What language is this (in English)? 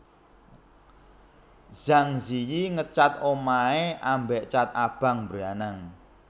Javanese